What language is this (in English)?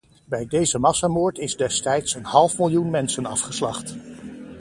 Dutch